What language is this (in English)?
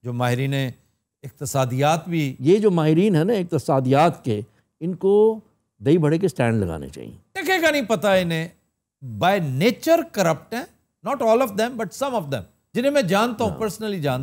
Hindi